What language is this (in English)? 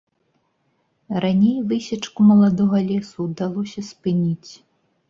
Belarusian